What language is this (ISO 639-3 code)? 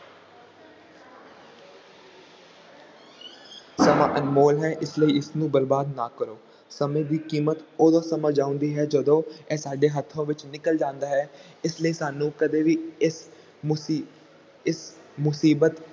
pan